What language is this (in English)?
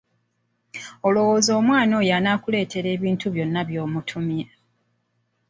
Ganda